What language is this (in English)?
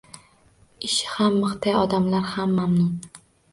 Uzbek